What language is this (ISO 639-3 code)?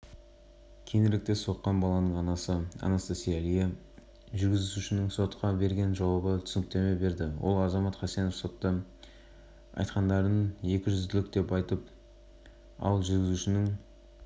kaz